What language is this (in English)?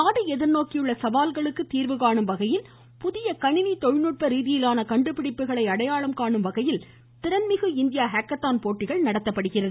Tamil